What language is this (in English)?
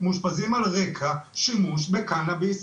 Hebrew